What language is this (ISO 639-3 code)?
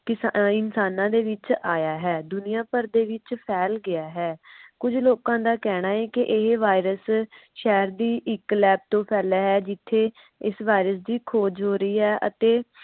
pan